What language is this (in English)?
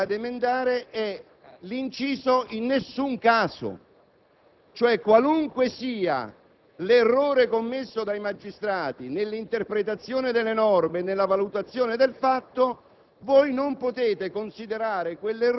Italian